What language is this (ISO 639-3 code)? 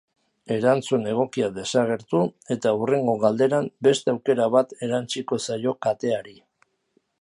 eus